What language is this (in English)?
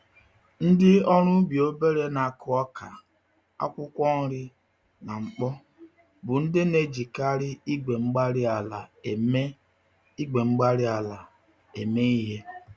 Igbo